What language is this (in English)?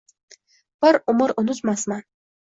Uzbek